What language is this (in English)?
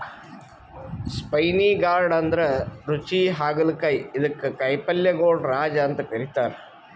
Kannada